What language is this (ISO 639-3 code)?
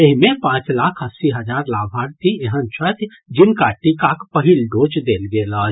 mai